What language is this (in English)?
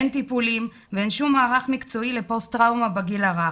Hebrew